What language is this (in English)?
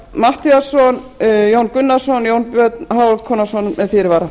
Icelandic